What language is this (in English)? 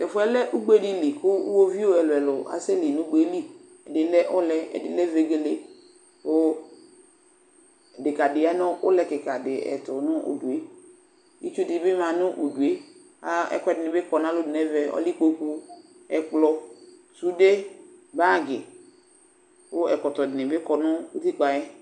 Ikposo